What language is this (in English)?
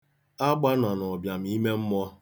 Igbo